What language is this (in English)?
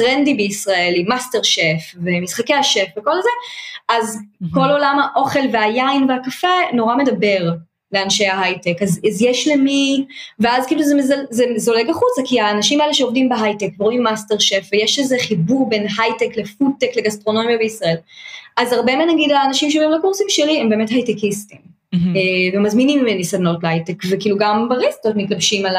Hebrew